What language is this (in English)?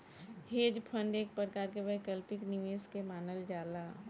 Bhojpuri